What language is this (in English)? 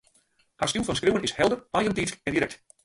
Western Frisian